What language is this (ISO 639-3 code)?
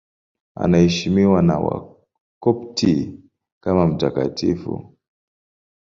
swa